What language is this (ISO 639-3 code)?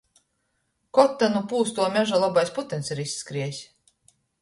ltg